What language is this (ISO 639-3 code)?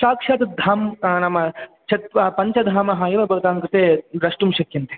san